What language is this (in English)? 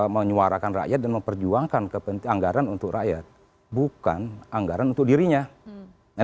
Indonesian